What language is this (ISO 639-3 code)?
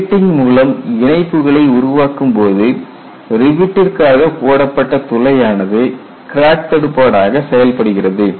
tam